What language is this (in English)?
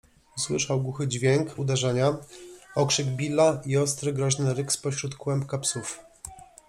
Polish